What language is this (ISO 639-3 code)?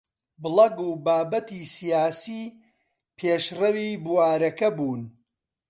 ckb